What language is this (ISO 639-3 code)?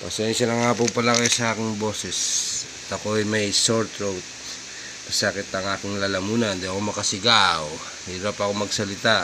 fil